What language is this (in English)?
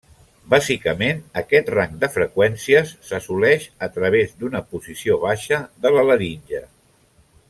Catalan